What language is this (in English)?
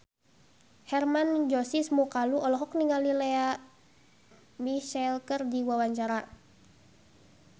Sundanese